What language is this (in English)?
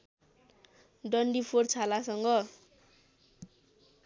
Nepali